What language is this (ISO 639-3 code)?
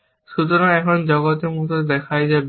ben